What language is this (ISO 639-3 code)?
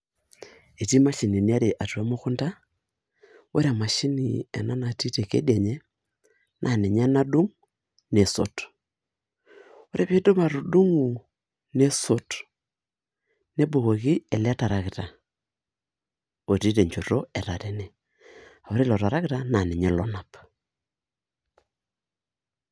mas